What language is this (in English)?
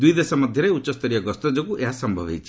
Odia